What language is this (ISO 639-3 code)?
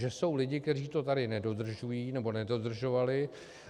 ces